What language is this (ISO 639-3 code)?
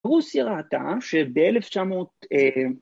heb